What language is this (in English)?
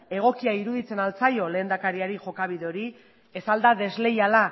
Basque